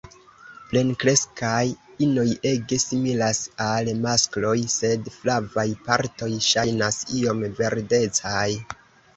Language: Esperanto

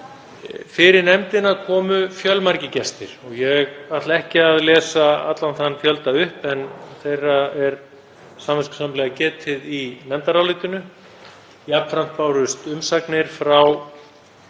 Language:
Icelandic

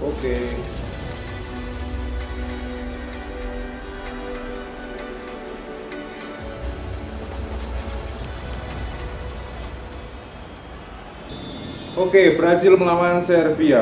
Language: Indonesian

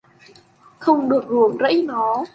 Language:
Vietnamese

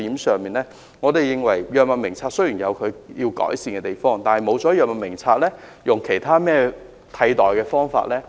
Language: Cantonese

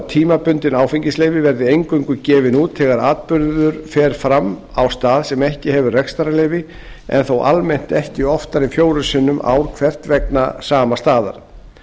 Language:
Icelandic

